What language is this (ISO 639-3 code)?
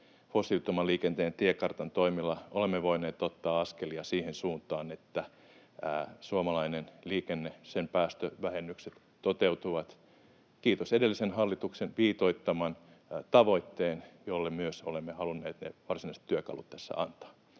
fin